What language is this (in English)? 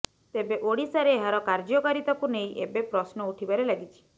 Odia